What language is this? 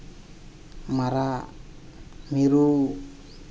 Santali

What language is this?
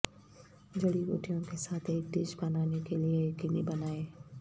Urdu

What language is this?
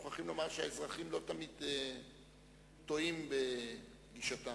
Hebrew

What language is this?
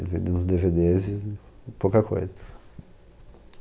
Portuguese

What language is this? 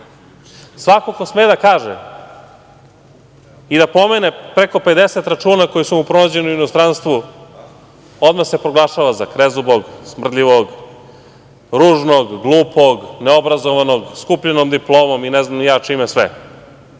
Serbian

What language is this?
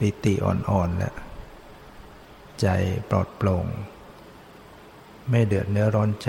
Thai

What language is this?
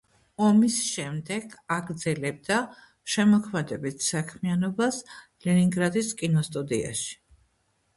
Georgian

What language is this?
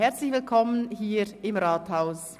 Swiss German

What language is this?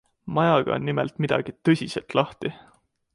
Estonian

